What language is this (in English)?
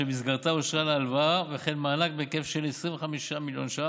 Hebrew